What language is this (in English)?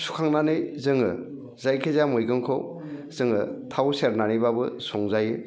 Bodo